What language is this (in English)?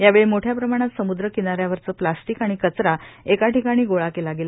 Marathi